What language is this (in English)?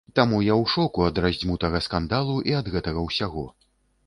Belarusian